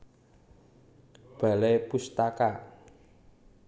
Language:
Javanese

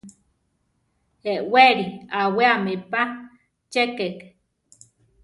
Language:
Central Tarahumara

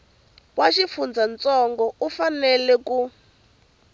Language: Tsonga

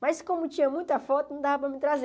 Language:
Portuguese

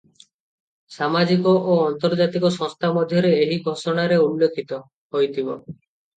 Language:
Odia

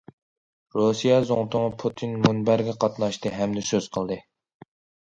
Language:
Uyghur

